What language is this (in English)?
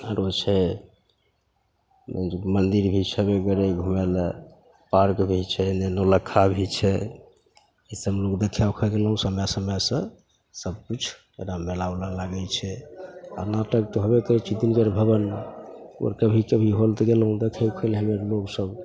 Maithili